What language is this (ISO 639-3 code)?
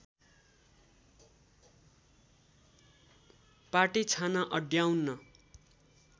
nep